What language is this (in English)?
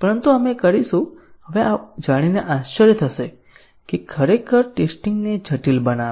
Gujarati